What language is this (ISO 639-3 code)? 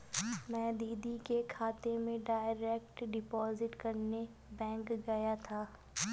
hin